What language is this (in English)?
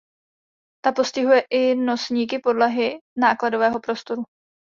Czech